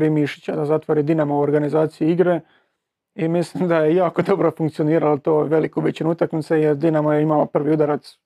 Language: Croatian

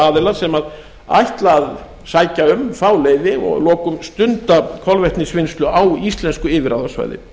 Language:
Icelandic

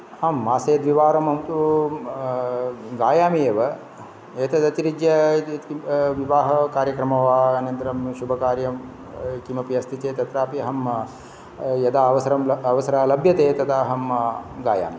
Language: Sanskrit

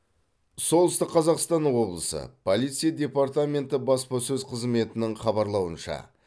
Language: Kazakh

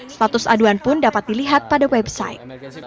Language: Indonesian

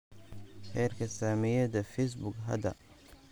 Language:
Somali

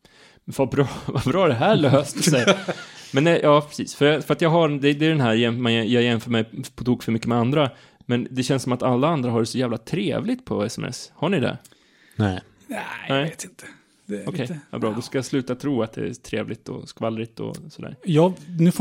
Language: Swedish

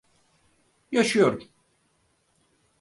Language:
Turkish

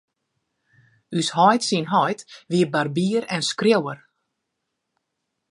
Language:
Western Frisian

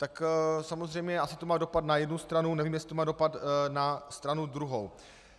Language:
Czech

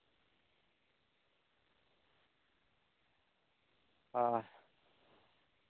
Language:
Santali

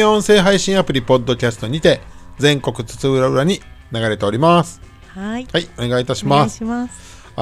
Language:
Japanese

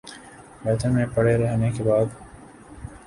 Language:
Urdu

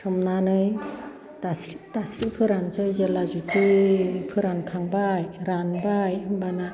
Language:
Bodo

